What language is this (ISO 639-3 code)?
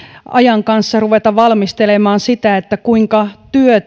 fin